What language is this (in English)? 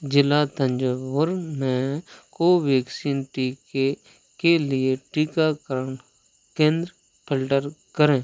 Hindi